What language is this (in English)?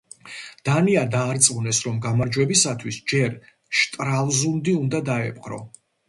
Georgian